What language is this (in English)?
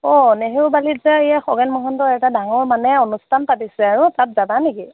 Assamese